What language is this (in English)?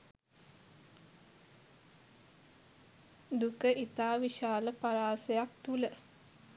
Sinhala